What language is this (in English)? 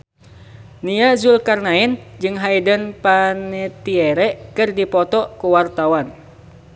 Sundanese